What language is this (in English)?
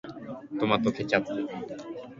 Japanese